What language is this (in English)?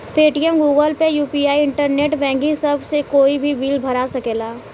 Bhojpuri